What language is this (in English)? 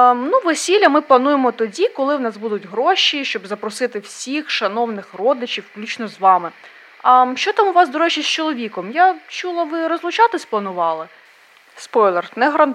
Ukrainian